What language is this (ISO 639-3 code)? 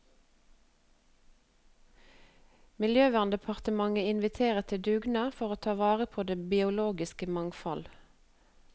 nor